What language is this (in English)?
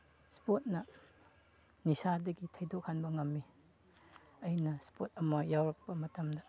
Manipuri